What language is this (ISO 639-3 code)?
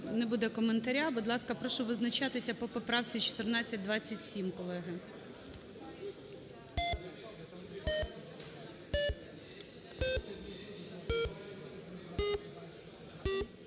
ukr